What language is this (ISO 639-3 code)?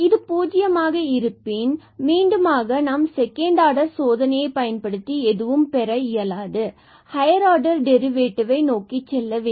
tam